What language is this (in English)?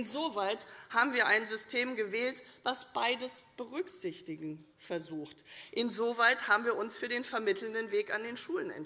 German